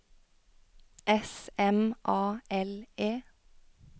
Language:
Norwegian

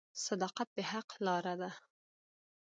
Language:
Pashto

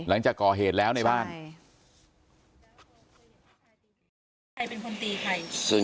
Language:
Thai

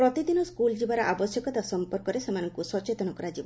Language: Odia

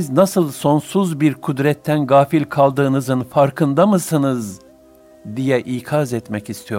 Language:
Turkish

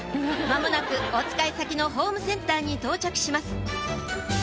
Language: Japanese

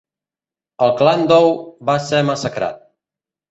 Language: Catalan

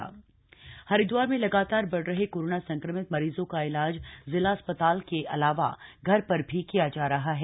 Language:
Hindi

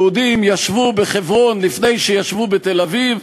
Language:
Hebrew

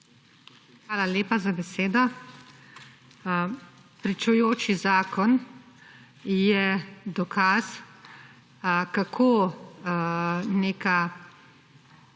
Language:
Slovenian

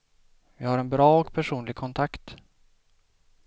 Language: Swedish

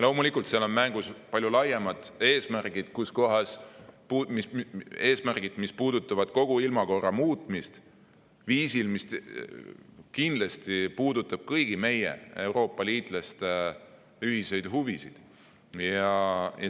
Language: Estonian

